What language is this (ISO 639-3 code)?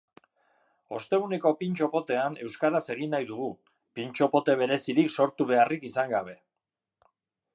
eus